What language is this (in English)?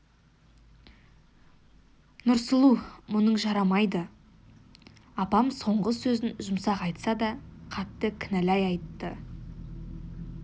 Kazakh